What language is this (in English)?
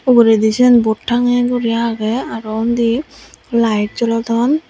Chakma